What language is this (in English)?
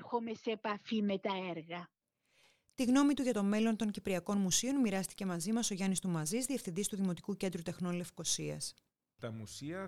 Greek